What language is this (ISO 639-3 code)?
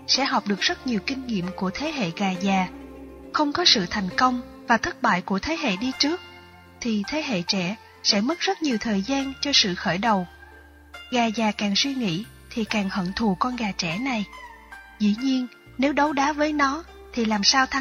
vie